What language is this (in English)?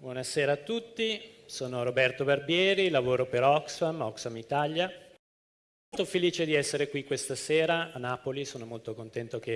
Italian